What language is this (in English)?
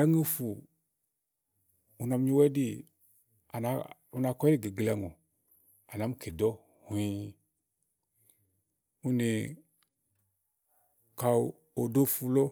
Igo